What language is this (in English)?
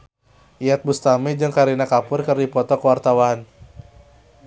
Sundanese